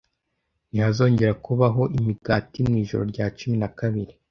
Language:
Kinyarwanda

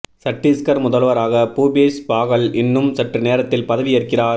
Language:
Tamil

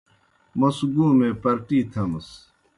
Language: Kohistani Shina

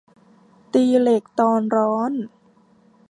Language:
Thai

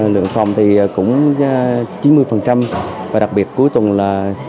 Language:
Vietnamese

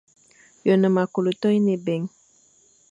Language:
Fang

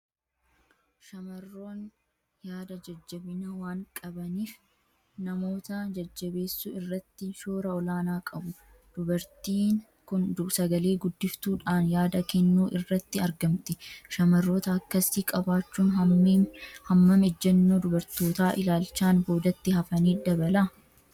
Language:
Oromo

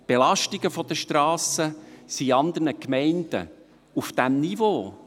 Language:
Swiss German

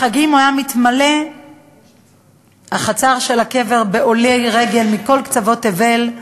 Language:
Hebrew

